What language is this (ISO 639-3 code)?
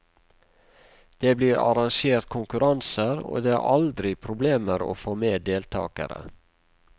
nor